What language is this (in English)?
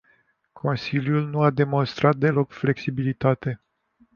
Romanian